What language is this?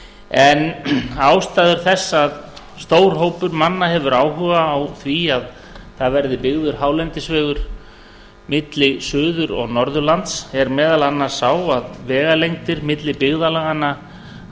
Icelandic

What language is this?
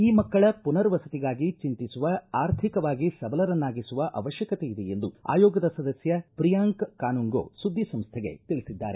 Kannada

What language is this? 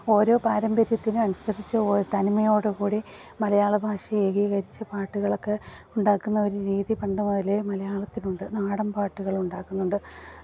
Malayalam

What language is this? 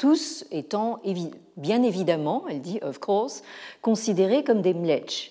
French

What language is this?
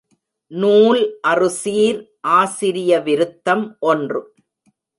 Tamil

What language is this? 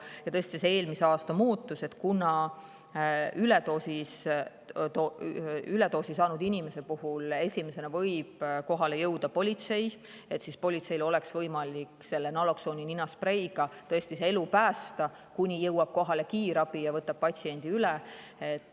Estonian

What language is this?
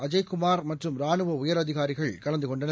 Tamil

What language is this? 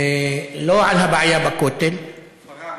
Hebrew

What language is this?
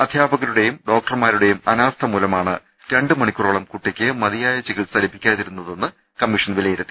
Malayalam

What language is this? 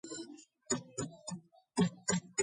Georgian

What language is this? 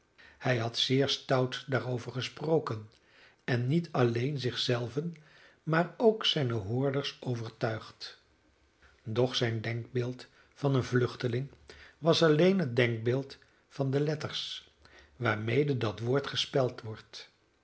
Dutch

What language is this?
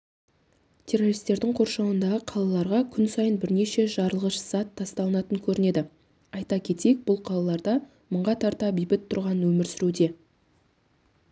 Kazakh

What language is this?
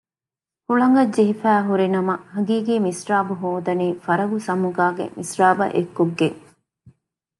Divehi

